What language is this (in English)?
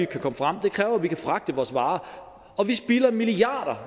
Danish